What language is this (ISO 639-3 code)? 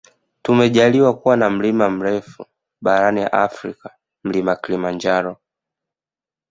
swa